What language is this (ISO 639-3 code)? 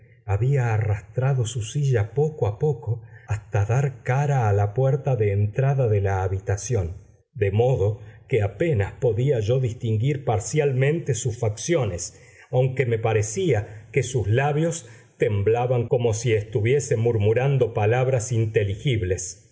spa